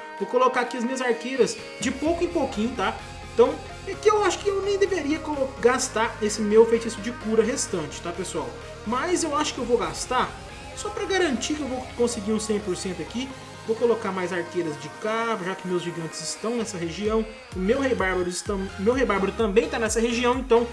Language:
Portuguese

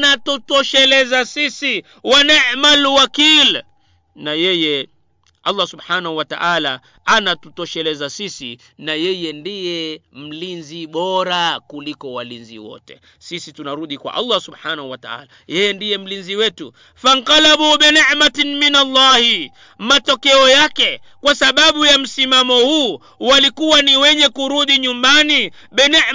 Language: Swahili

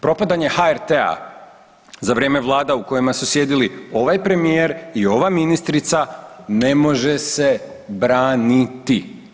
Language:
Croatian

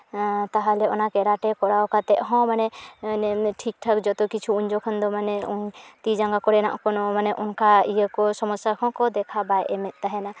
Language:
Santali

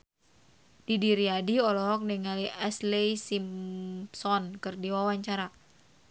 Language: Sundanese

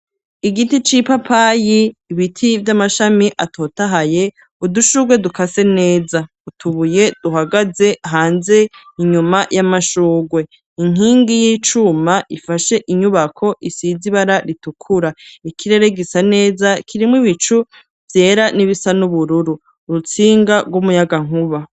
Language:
Rundi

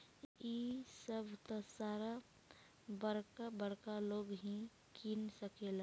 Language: Bhojpuri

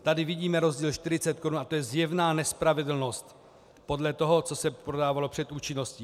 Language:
Czech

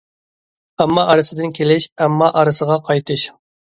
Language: Uyghur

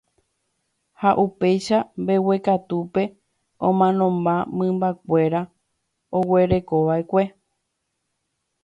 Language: Guarani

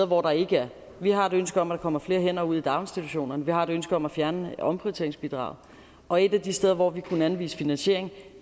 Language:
Danish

